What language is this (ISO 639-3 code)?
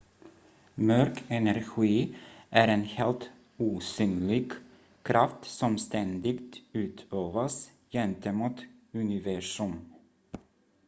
swe